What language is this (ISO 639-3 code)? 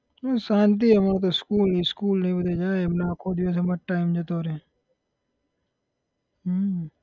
guj